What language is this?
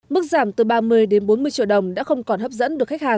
Vietnamese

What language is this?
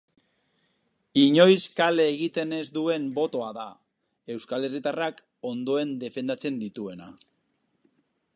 Basque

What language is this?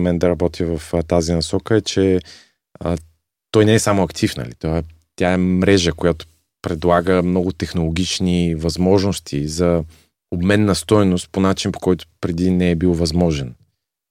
Bulgarian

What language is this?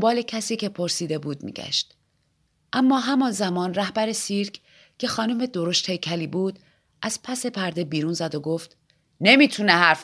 Persian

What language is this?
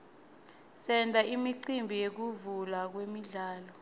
Swati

